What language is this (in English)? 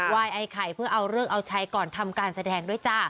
Thai